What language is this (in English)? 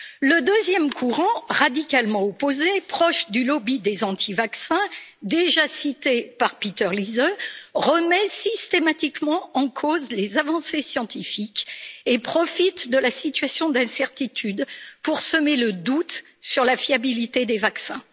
French